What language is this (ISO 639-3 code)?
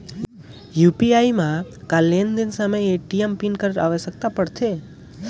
hne